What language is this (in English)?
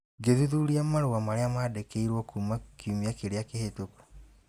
Kikuyu